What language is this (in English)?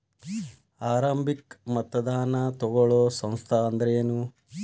Kannada